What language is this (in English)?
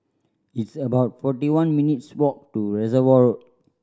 English